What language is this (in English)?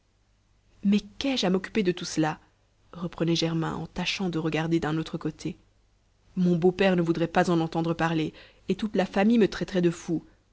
French